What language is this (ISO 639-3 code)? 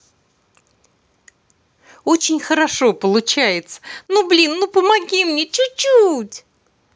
rus